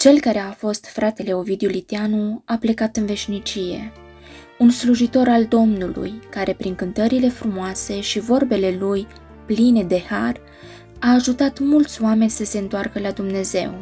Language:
Romanian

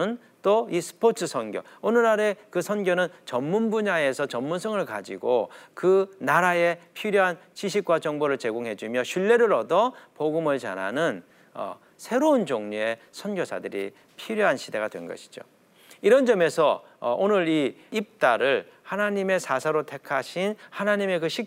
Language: Korean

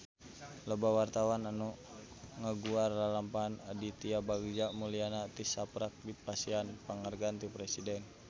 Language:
Sundanese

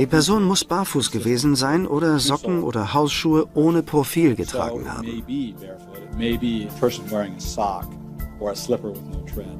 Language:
German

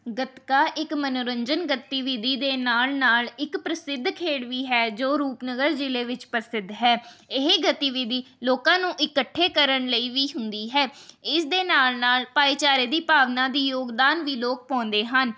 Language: Punjabi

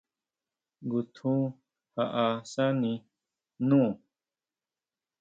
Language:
Huautla Mazatec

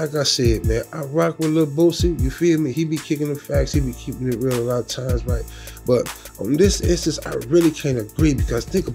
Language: English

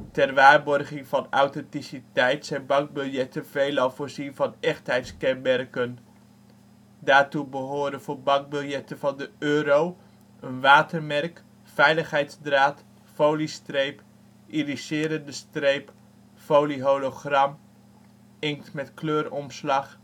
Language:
Dutch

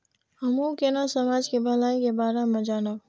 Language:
Maithili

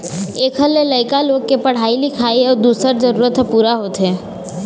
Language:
Chhattisgarhi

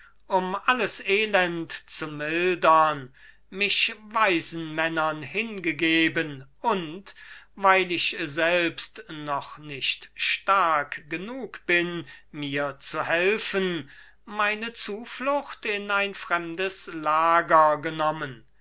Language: German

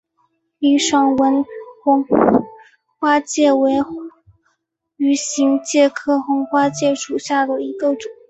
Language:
Chinese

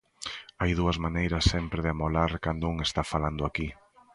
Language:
Galician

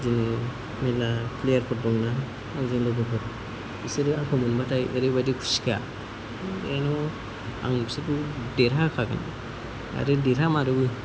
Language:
Bodo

